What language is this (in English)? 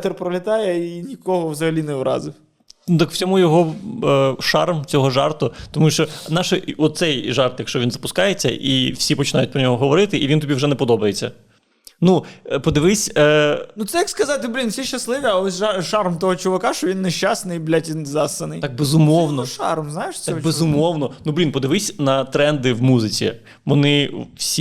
Ukrainian